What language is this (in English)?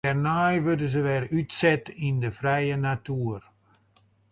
Western Frisian